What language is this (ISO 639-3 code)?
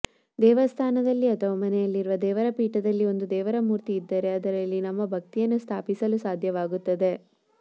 kan